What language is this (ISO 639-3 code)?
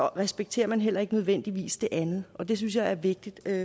dan